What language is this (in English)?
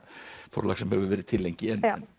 Icelandic